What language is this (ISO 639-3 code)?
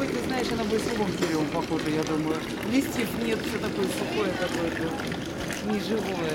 rus